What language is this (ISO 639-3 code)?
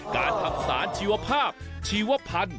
tha